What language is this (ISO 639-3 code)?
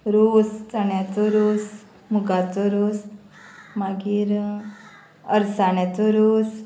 kok